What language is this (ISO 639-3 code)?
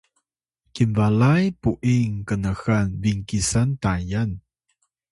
tay